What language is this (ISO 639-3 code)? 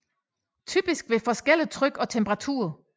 dan